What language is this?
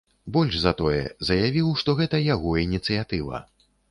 Belarusian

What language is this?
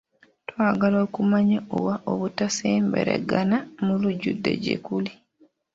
Ganda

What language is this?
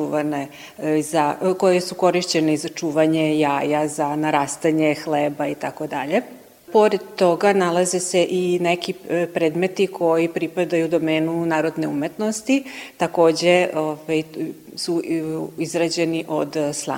Croatian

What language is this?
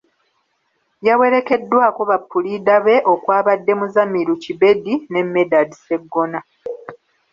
Ganda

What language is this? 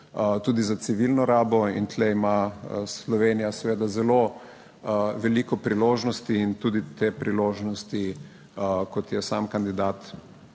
Slovenian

